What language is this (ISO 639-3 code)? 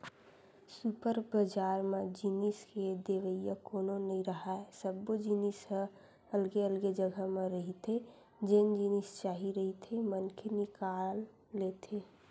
hne